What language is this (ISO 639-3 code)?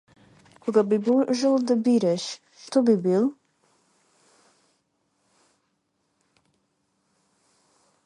mkd